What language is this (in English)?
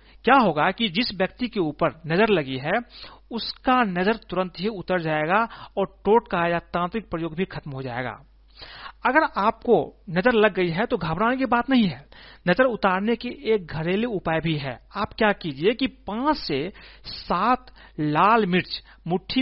Hindi